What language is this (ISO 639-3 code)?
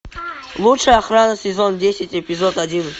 rus